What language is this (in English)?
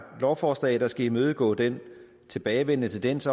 Danish